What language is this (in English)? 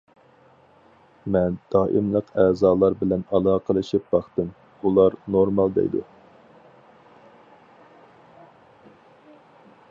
Uyghur